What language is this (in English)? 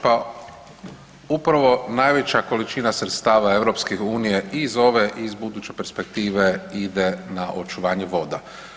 Croatian